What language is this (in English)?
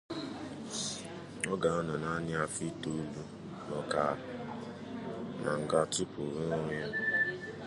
Igbo